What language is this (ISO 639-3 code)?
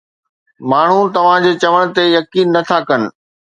snd